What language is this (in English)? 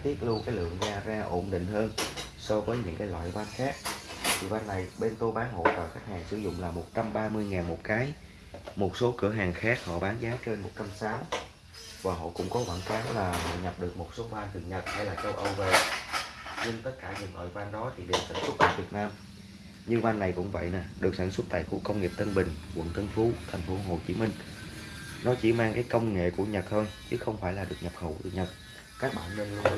Vietnamese